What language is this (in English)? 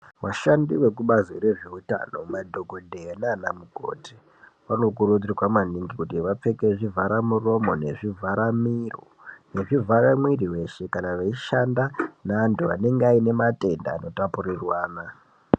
Ndau